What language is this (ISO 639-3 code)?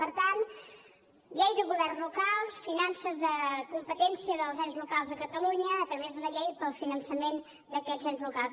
cat